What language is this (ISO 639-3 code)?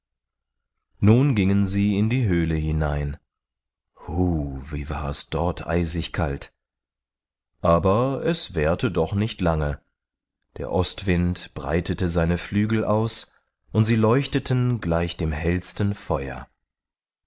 deu